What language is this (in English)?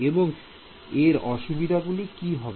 Bangla